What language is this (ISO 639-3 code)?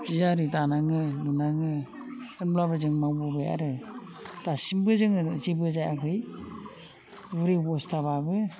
brx